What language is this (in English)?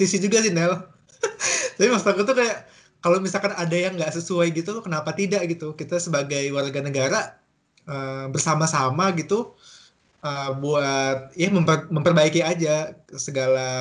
Indonesian